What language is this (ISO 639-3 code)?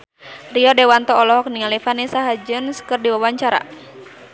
sun